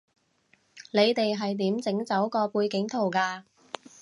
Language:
Cantonese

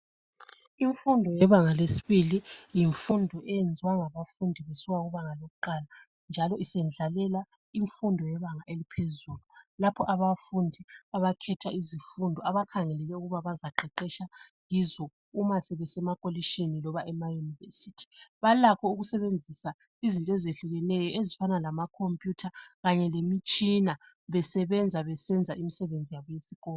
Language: North Ndebele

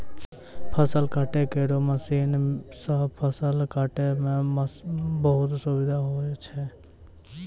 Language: Maithili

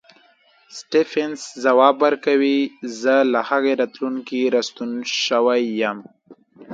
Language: Pashto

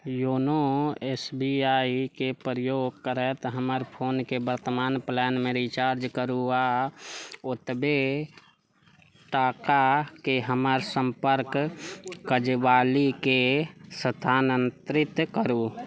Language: Maithili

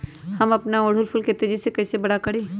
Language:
Magahi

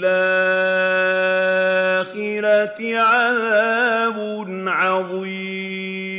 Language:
Arabic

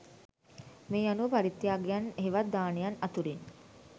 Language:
Sinhala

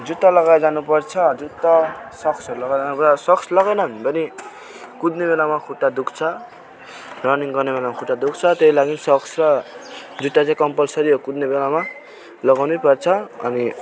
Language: Nepali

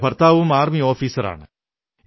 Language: Malayalam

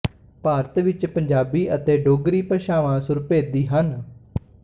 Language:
Punjabi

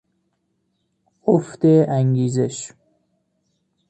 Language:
Persian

